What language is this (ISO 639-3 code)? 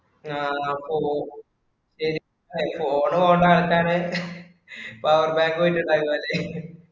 mal